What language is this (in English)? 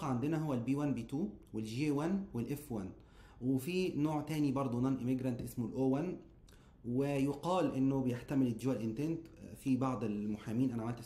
Arabic